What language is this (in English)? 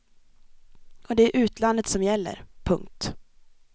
Swedish